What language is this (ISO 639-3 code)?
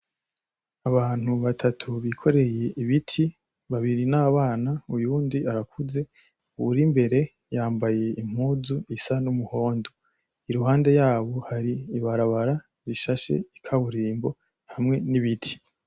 run